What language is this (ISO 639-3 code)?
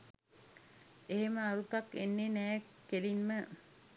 sin